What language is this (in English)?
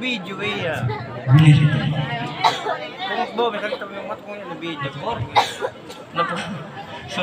Filipino